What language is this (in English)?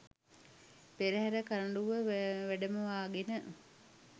Sinhala